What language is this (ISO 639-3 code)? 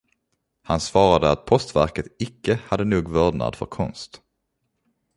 swe